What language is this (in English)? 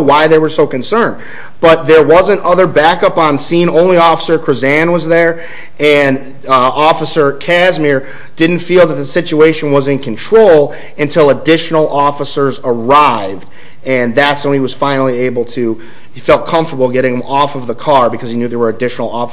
English